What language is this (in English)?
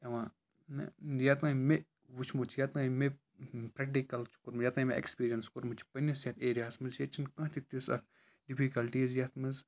Kashmiri